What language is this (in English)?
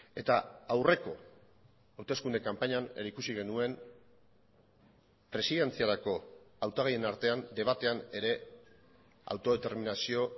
Basque